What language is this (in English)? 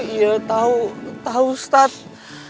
Indonesian